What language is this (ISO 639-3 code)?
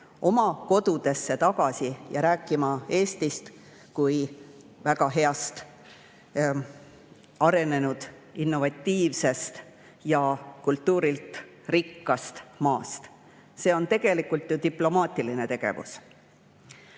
est